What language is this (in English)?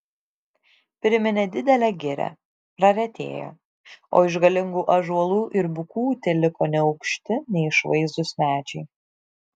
Lithuanian